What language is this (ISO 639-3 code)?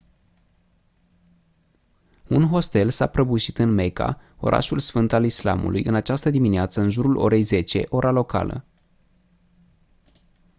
ron